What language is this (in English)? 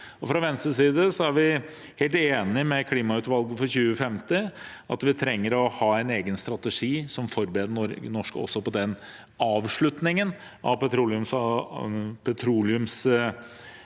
Norwegian